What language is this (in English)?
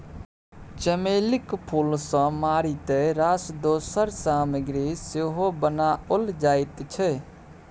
Maithili